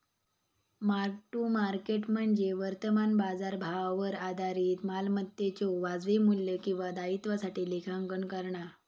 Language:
Marathi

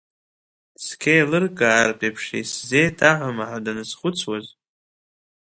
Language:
Abkhazian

